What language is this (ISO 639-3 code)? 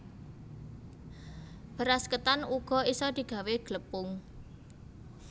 jav